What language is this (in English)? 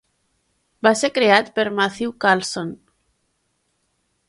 Catalan